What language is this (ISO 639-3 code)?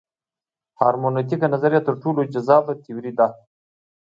pus